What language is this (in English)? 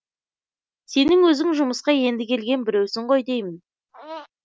Kazakh